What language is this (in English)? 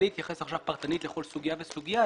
Hebrew